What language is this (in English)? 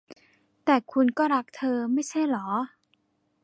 Thai